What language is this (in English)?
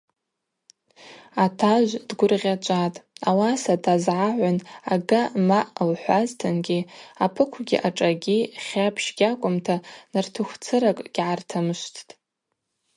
Abaza